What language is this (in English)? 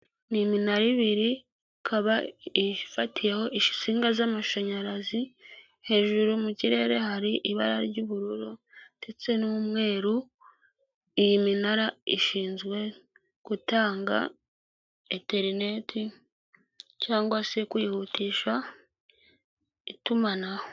Kinyarwanda